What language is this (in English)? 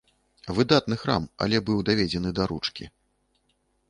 Belarusian